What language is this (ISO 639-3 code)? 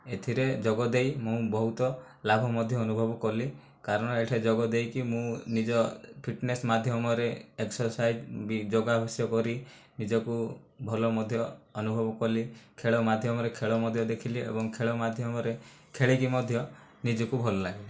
ori